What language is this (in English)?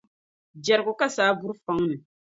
Dagbani